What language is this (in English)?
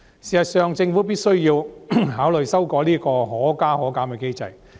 Cantonese